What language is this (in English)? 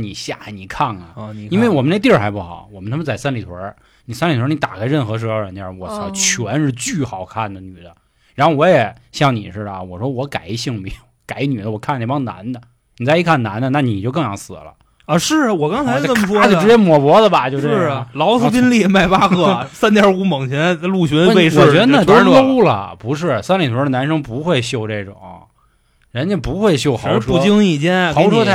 Chinese